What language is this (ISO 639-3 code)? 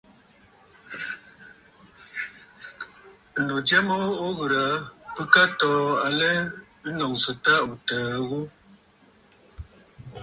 bfd